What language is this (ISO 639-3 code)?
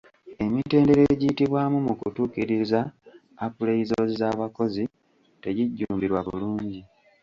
lug